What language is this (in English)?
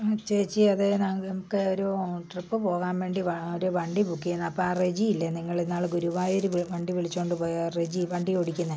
Malayalam